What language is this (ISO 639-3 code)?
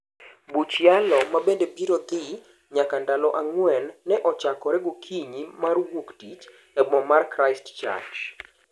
luo